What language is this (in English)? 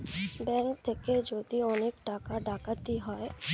Bangla